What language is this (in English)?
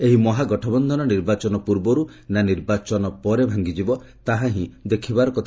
Odia